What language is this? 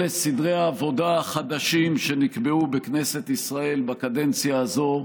Hebrew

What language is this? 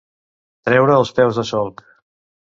Catalan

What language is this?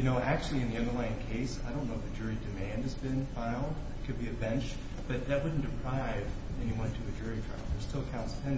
English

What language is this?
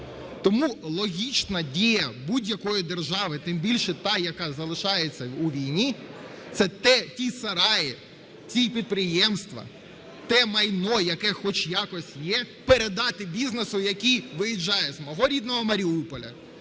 Ukrainian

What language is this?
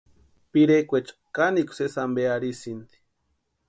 Western Highland Purepecha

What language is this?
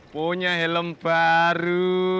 Indonesian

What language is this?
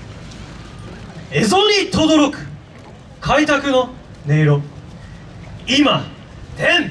Japanese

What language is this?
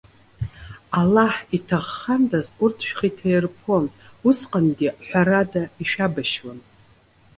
Abkhazian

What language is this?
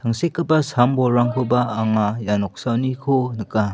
Garo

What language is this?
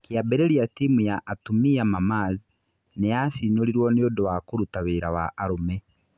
Kikuyu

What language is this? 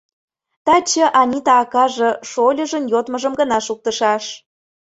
Mari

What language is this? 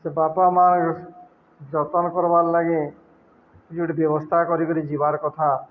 Odia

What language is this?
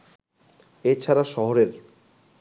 Bangla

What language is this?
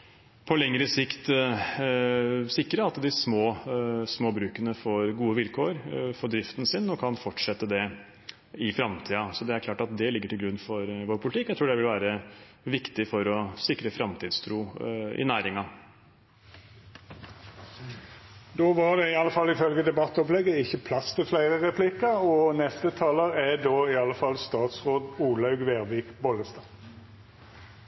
Norwegian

